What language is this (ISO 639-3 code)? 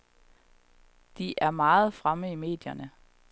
dan